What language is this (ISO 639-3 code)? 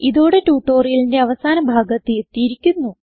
mal